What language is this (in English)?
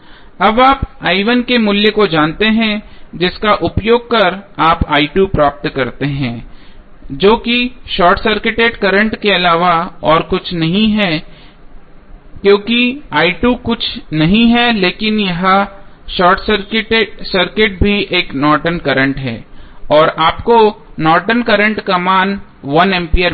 Hindi